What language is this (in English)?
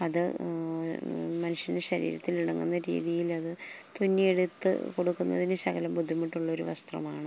Malayalam